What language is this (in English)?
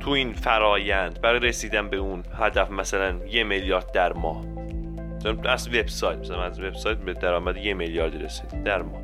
Persian